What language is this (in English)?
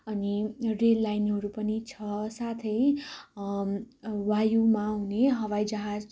Nepali